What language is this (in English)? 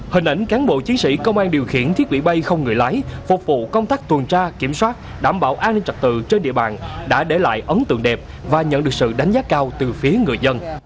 Vietnamese